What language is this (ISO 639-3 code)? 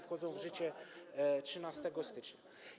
pol